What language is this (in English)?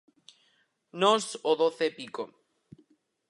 Galician